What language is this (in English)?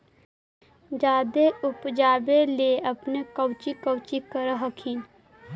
Magahi